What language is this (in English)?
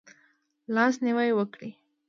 Pashto